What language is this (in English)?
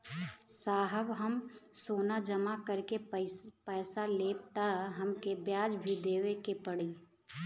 Bhojpuri